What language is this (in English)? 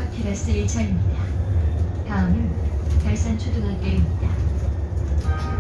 Korean